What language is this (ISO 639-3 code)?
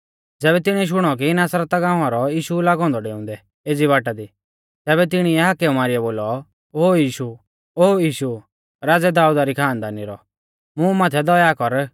bfz